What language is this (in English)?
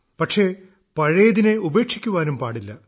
Malayalam